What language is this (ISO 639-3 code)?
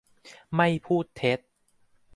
tha